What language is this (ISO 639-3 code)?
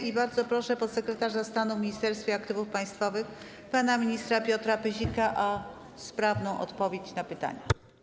pol